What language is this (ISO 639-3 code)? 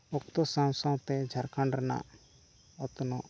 sat